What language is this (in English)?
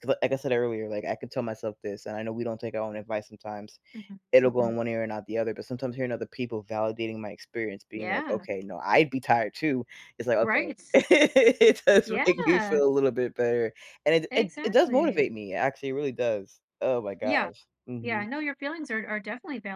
English